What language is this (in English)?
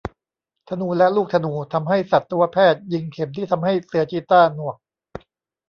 Thai